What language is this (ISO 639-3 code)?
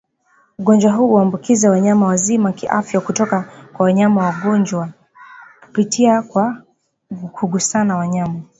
swa